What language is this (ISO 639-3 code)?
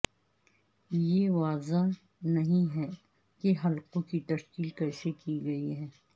urd